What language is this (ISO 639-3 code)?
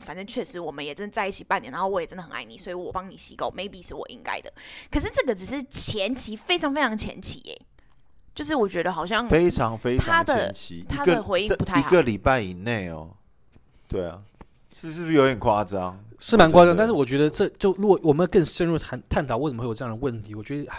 zho